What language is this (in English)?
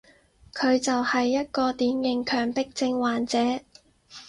Cantonese